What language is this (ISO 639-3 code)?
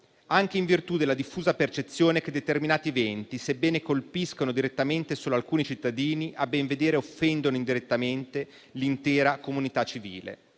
ita